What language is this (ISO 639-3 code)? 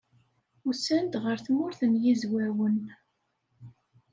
kab